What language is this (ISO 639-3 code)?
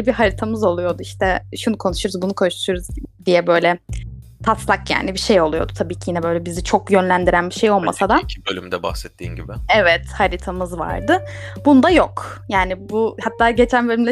tur